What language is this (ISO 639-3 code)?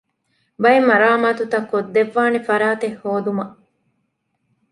div